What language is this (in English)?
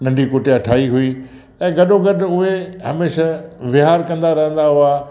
Sindhi